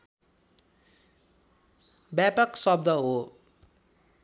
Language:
Nepali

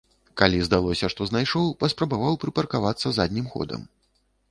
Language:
Belarusian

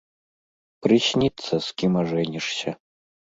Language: Belarusian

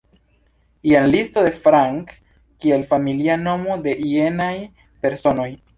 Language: Esperanto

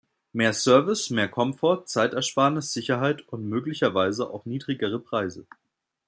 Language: German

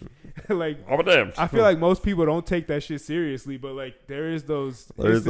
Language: English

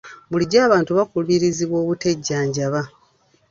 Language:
Ganda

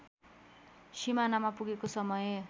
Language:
Nepali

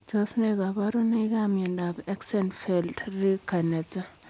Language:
Kalenjin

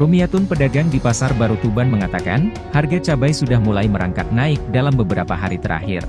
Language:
Indonesian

